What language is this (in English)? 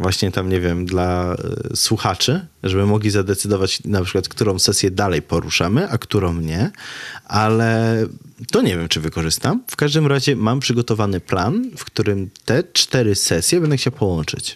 Polish